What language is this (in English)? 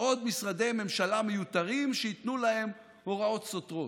Hebrew